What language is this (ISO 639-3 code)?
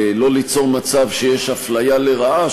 heb